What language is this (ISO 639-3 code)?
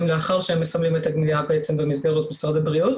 heb